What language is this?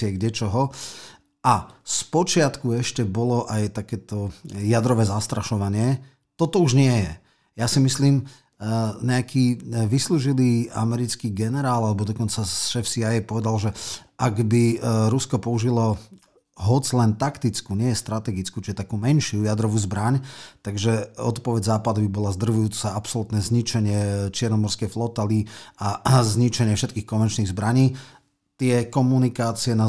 Slovak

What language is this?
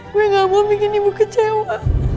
Indonesian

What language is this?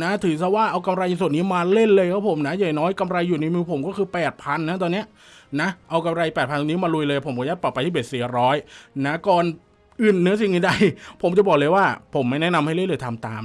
Thai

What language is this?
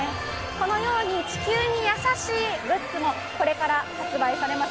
Japanese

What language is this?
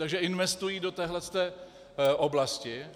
Czech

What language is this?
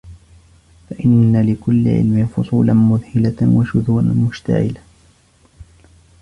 Arabic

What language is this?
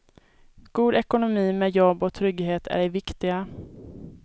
Swedish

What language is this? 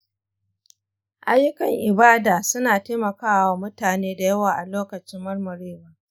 Hausa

